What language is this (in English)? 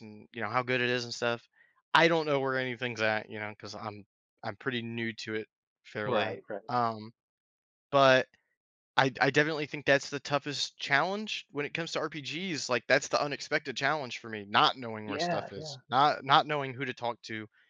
English